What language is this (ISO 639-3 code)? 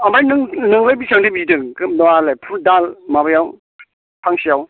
brx